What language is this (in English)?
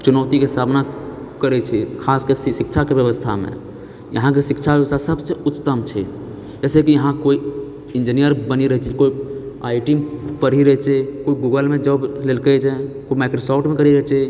Maithili